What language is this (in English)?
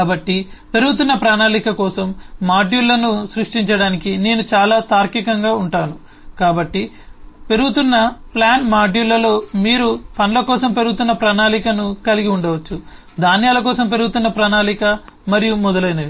Telugu